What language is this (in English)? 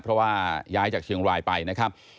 Thai